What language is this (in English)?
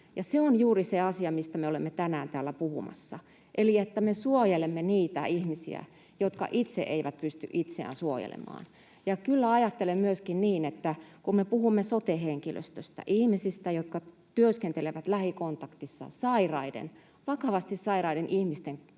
Finnish